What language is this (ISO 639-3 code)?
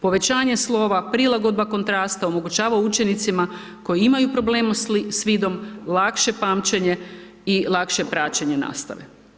hrv